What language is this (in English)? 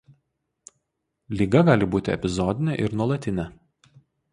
Lithuanian